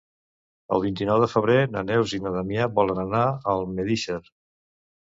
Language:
Catalan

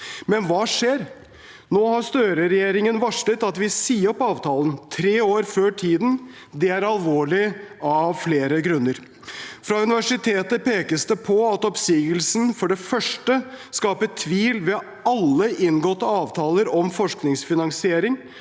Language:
Norwegian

